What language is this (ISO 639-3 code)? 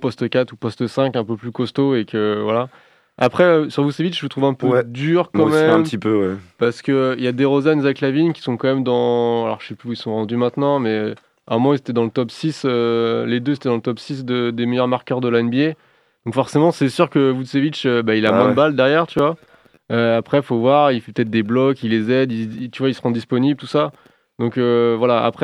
fra